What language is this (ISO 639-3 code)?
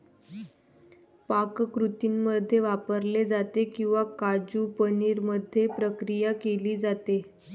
mar